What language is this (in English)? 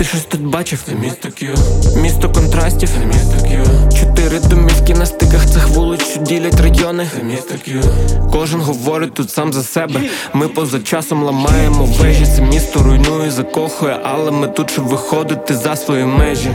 Ukrainian